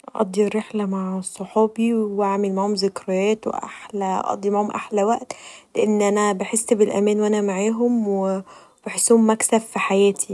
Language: Egyptian Arabic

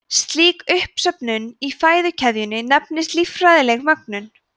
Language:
Icelandic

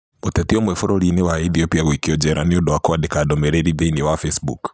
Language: Kikuyu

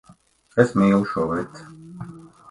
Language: Latvian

